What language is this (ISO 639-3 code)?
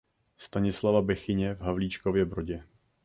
ces